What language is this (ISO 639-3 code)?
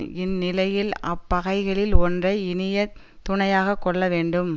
tam